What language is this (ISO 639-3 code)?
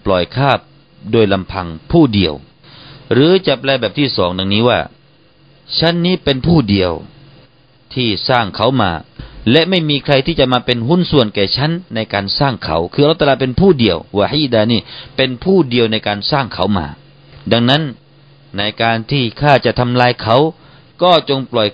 tha